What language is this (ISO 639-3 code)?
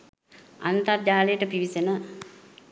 sin